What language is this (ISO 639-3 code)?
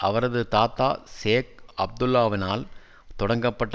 tam